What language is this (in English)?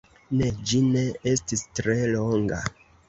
Esperanto